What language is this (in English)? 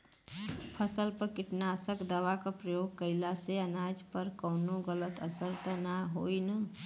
Bhojpuri